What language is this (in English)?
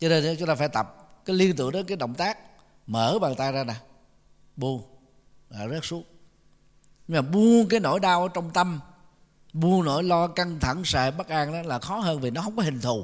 Vietnamese